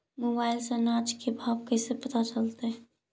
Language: Magahi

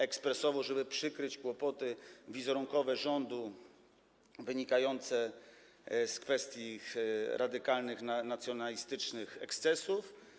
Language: Polish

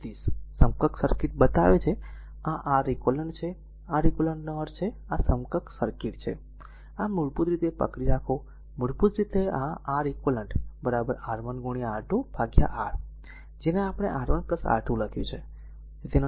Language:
Gujarati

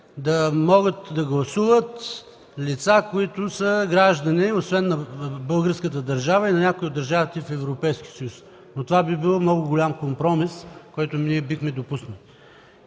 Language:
Bulgarian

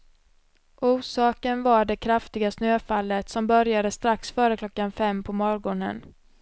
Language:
Swedish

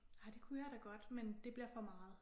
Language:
Danish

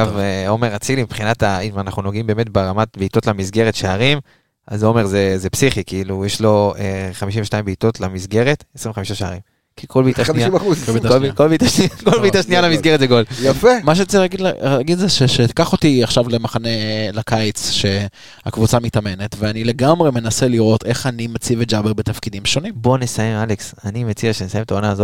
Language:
Hebrew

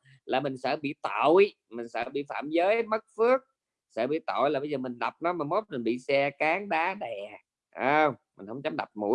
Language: Vietnamese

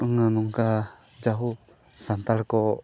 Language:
Santali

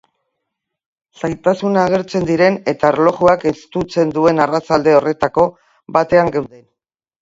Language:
Basque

